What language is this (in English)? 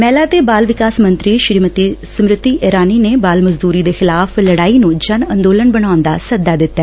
Punjabi